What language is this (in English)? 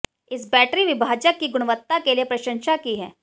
Hindi